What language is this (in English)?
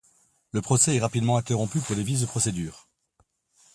French